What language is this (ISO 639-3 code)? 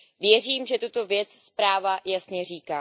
ces